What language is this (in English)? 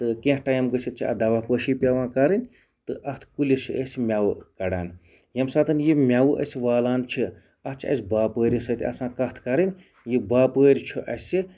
Kashmiri